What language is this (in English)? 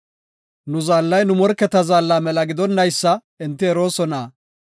Gofa